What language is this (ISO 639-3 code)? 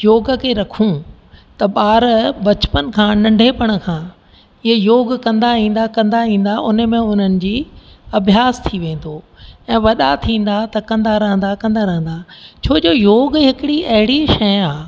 snd